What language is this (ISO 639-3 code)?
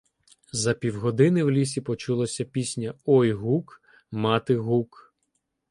ukr